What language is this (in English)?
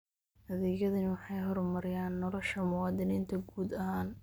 Somali